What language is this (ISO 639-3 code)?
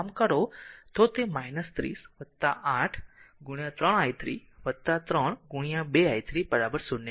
guj